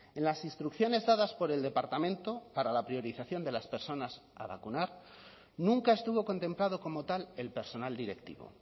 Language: Spanish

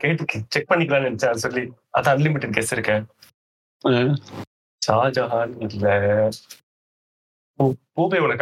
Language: Tamil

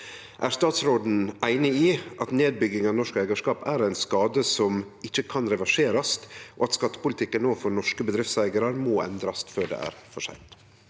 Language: Norwegian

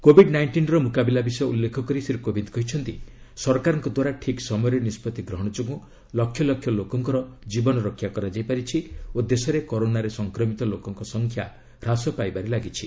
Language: Odia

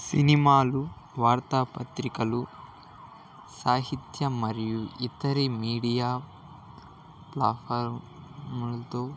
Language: Telugu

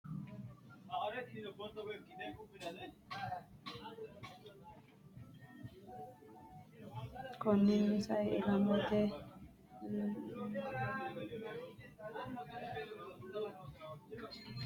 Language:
Sidamo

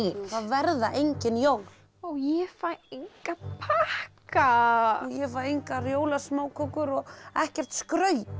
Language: Icelandic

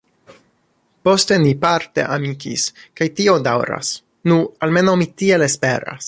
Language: Esperanto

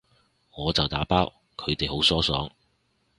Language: Cantonese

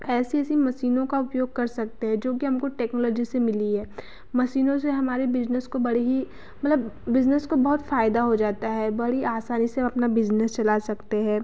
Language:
Hindi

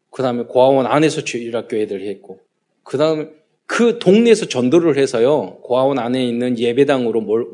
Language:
Korean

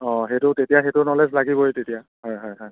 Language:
Assamese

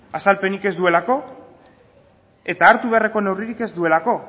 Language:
Basque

